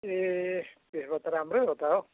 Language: Nepali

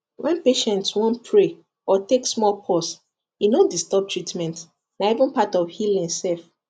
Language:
Nigerian Pidgin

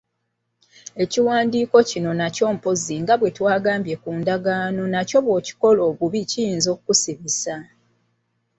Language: Ganda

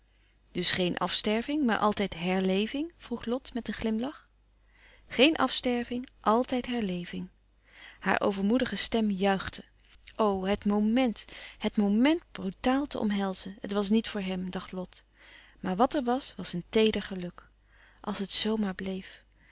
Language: Dutch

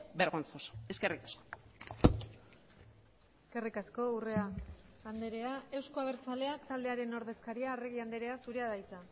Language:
Basque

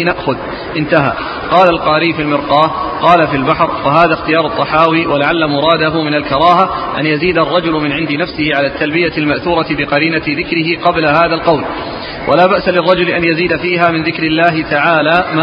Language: Arabic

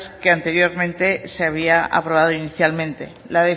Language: Spanish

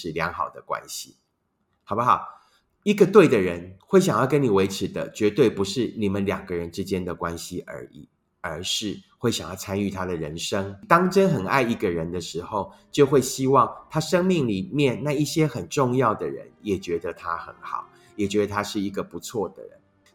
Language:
Chinese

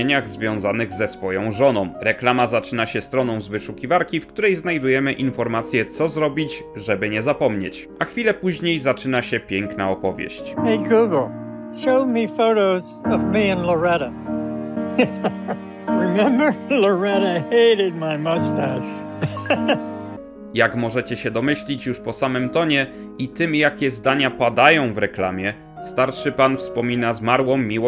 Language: Polish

